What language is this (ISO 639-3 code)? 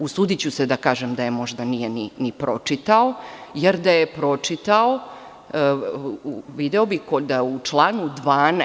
srp